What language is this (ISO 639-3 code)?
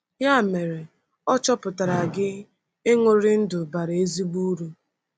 ibo